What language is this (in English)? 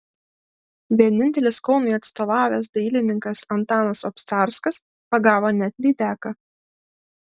Lithuanian